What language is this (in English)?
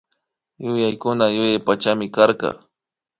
Imbabura Highland Quichua